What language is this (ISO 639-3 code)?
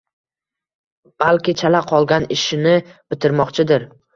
uzb